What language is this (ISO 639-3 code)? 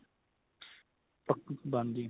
pan